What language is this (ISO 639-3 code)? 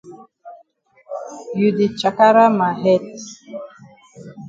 wes